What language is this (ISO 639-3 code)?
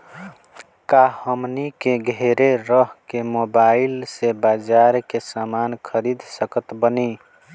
bho